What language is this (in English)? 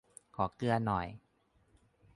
Thai